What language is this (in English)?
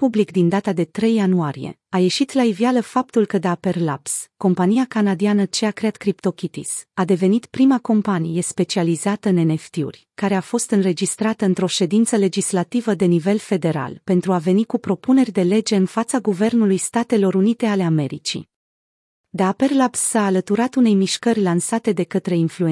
Romanian